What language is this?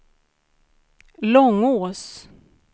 Swedish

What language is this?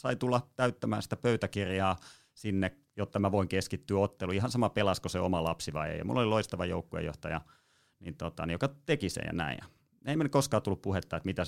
Finnish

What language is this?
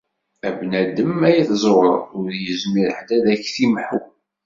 Kabyle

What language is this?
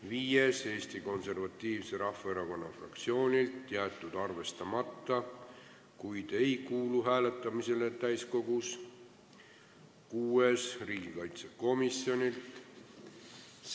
Estonian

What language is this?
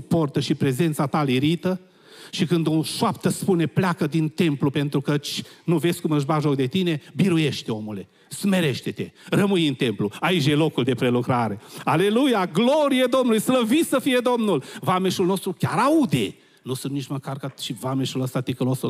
Romanian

